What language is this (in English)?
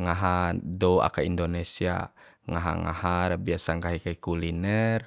Bima